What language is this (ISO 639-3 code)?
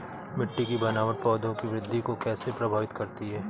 hin